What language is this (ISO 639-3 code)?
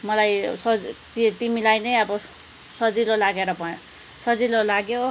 nep